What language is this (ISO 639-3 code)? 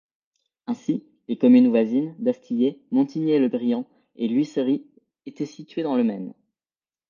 fra